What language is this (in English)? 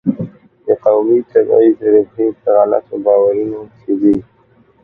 Pashto